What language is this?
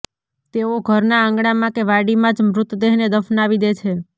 Gujarati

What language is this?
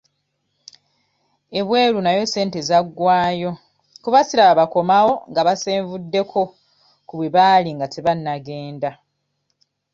Ganda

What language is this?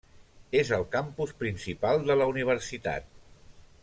Catalan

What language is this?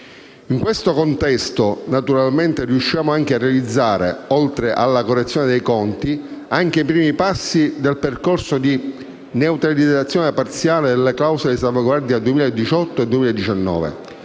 Italian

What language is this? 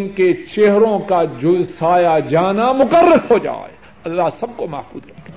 Urdu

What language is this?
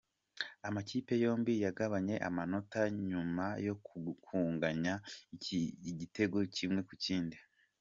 Kinyarwanda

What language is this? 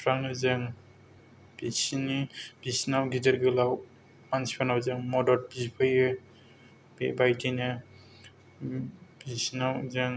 Bodo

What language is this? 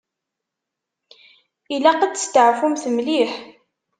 Kabyle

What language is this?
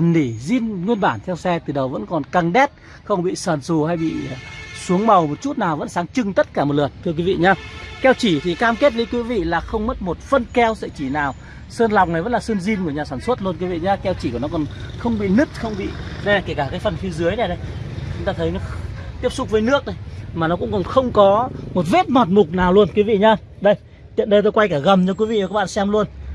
Vietnamese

